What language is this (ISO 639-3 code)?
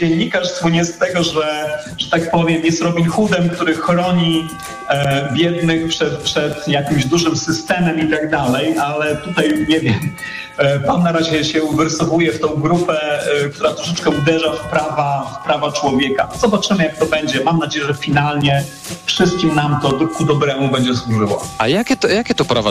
pol